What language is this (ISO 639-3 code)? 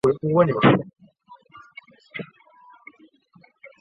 zho